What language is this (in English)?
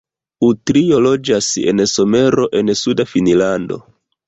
Esperanto